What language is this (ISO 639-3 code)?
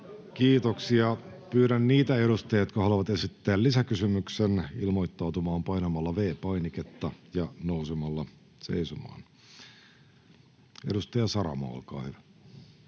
fin